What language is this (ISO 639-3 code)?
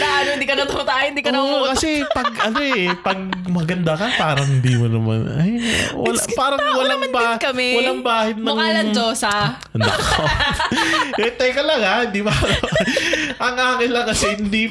fil